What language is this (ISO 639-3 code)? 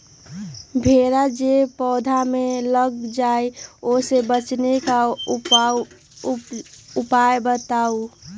mag